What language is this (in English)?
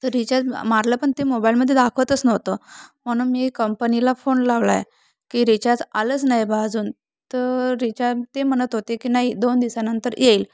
Marathi